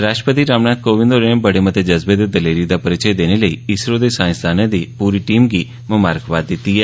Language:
Dogri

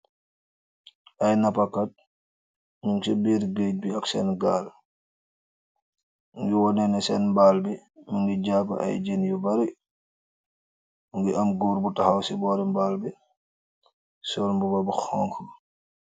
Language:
Wolof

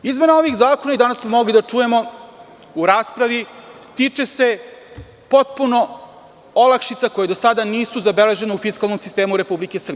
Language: Serbian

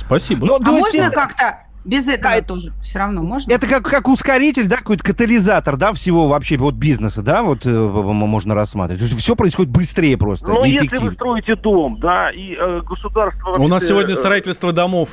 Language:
Russian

